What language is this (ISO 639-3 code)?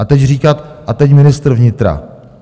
ces